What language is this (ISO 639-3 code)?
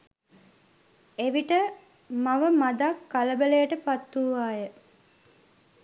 sin